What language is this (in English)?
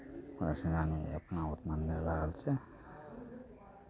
Maithili